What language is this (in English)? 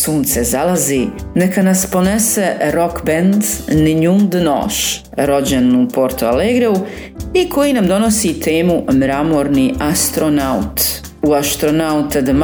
Croatian